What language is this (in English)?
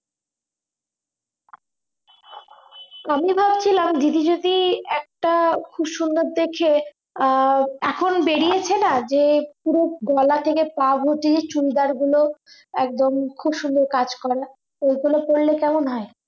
Bangla